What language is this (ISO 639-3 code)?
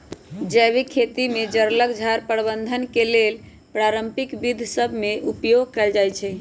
mag